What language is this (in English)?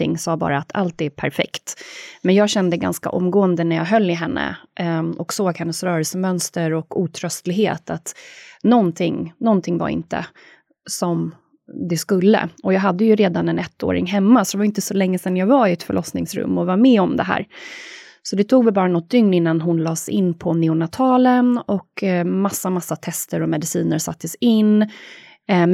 Swedish